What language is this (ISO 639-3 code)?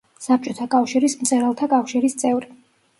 kat